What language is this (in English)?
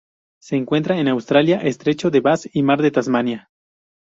Spanish